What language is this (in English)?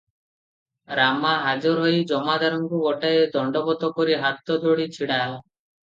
Odia